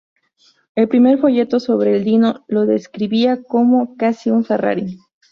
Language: Spanish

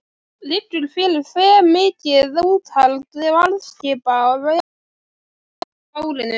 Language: Icelandic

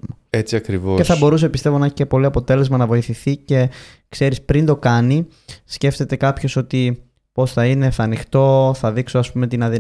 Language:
Greek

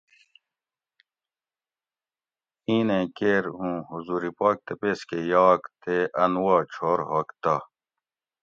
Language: Gawri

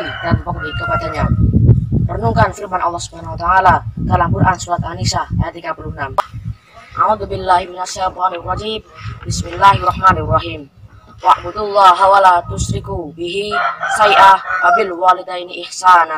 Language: Indonesian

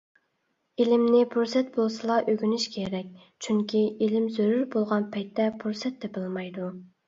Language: Uyghur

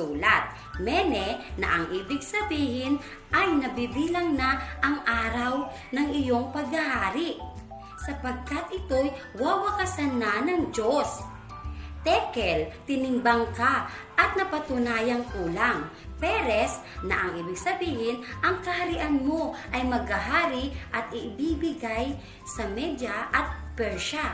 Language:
Filipino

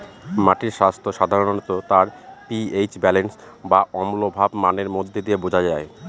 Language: Bangla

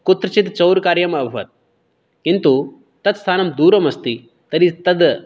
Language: Sanskrit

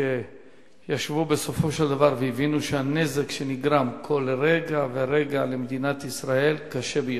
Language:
Hebrew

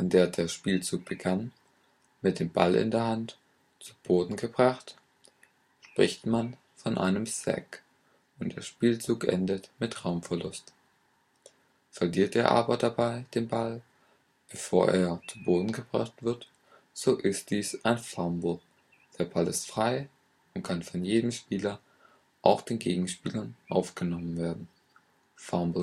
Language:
German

